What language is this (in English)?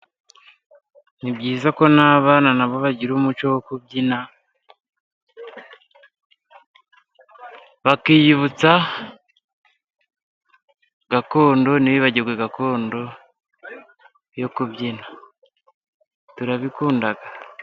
Kinyarwanda